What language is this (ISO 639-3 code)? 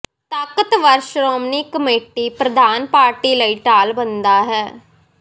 pan